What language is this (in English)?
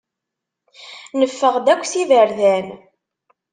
Kabyle